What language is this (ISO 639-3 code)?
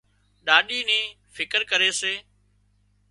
kxp